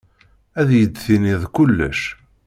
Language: Kabyle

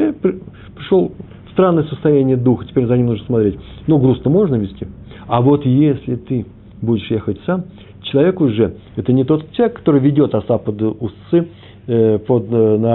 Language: Russian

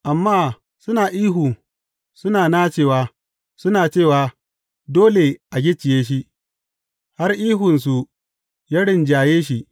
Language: Hausa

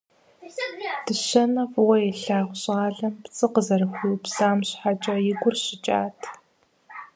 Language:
Kabardian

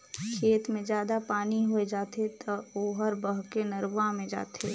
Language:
Chhattisgarhi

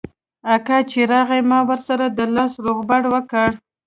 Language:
Pashto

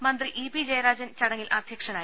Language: Malayalam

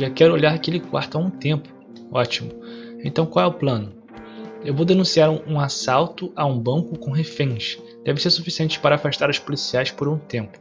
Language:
Portuguese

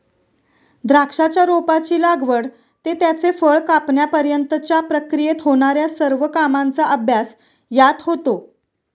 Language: Marathi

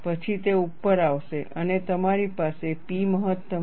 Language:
Gujarati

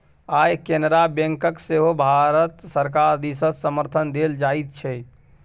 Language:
Maithili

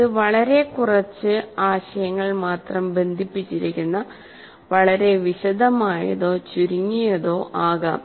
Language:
Malayalam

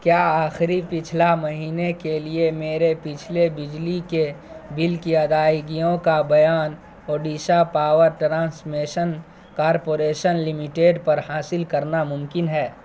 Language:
Urdu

